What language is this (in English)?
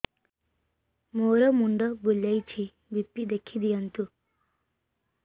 Odia